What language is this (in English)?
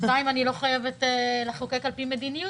Hebrew